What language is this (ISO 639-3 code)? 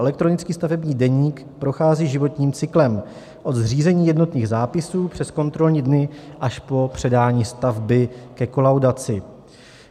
ces